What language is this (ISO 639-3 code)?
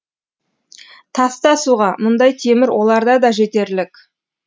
kaz